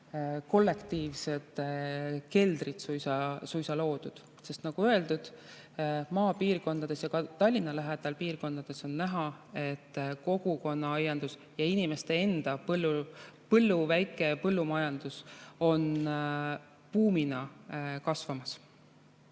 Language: Estonian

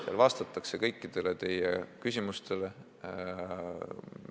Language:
Estonian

